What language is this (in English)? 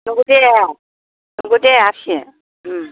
Bodo